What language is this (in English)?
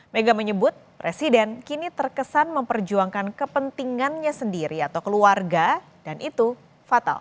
Indonesian